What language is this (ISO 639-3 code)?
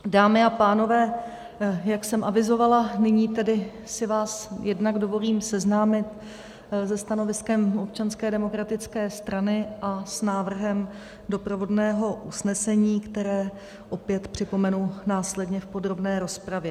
ces